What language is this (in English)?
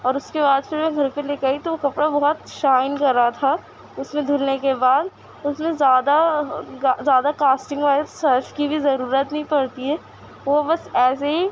Urdu